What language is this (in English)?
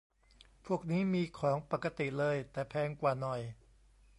Thai